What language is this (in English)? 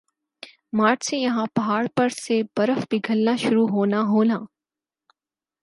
Urdu